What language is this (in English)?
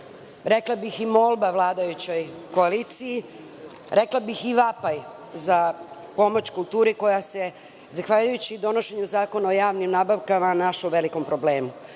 Serbian